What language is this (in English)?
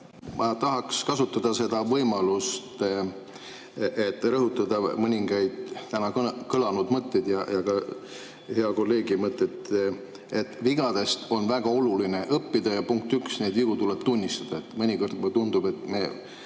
Estonian